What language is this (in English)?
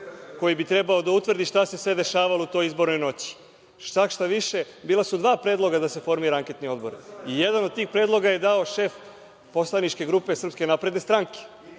Serbian